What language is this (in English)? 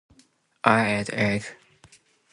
Japanese